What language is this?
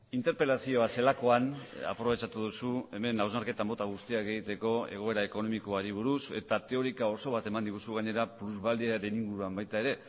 Basque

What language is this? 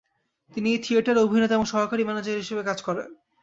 Bangla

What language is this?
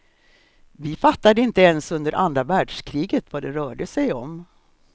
Swedish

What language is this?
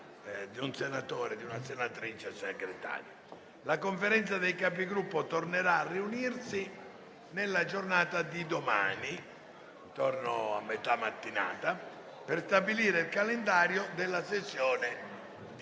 Italian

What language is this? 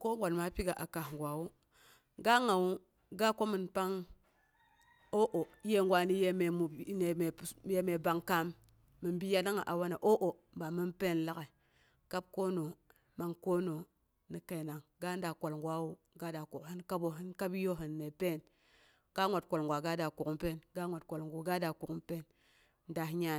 Boghom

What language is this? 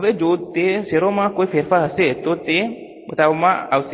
Gujarati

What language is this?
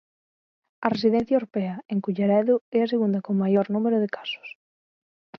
Galician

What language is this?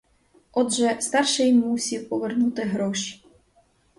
Ukrainian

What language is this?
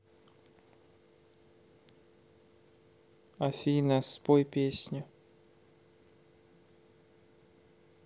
Russian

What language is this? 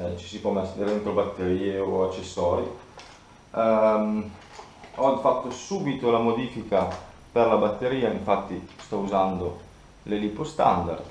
Italian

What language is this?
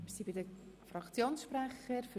Swiss German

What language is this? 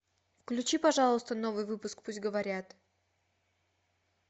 Russian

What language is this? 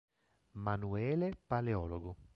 Italian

